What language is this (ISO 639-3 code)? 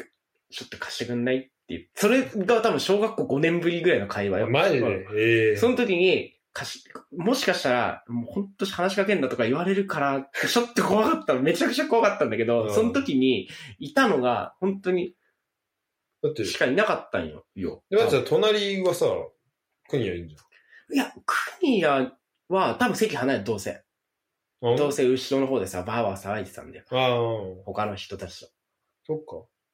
jpn